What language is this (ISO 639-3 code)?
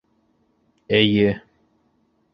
bak